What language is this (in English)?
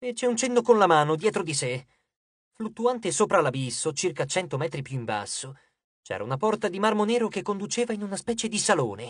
Italian